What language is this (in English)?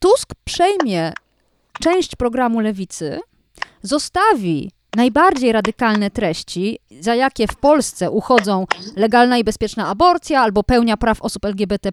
Polish